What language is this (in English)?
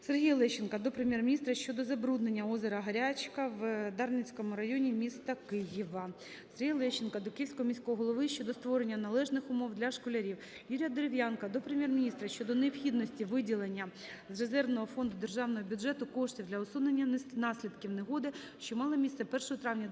Ukrainian